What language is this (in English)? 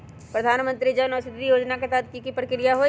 Magahi